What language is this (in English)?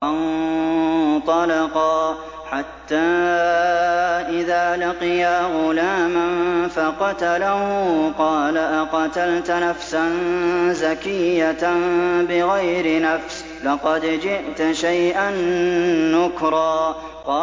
Arabic